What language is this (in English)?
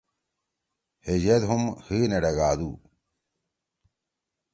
Torwali